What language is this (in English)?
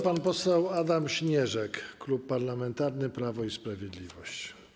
Polish